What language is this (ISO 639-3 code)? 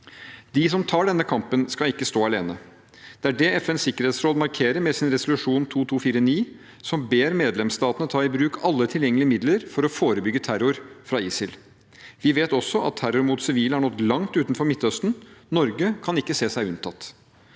nor